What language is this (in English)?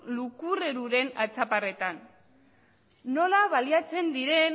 Basque